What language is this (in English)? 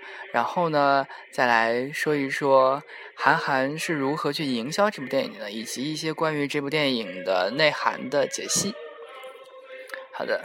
Chinese